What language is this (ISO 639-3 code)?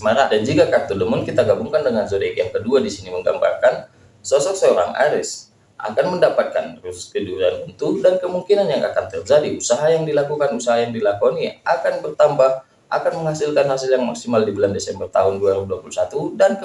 ind